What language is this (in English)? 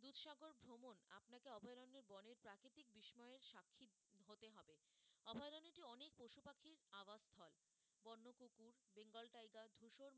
Bangla